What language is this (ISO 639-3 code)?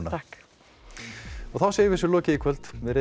isl